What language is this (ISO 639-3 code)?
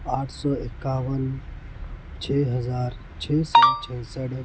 urd